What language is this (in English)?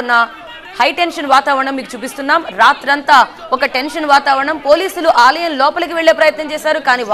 Telugu